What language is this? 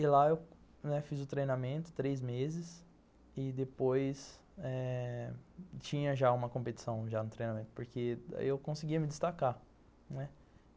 Portuguese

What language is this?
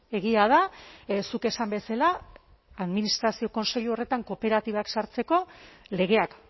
Basque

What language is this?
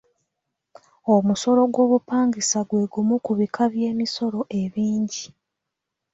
Ganda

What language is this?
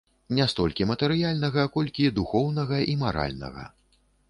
Belarusian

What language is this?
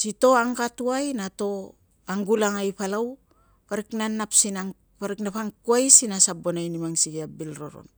Tungag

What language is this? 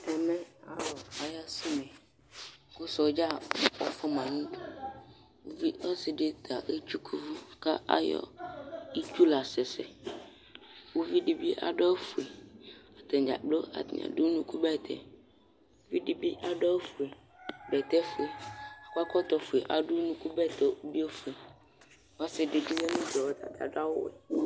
Ikposo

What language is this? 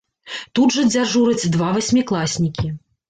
Belarusian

